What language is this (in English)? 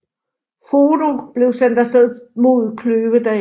Danish